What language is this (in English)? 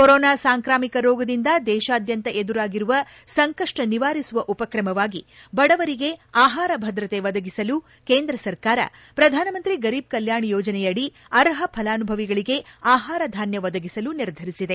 Kannada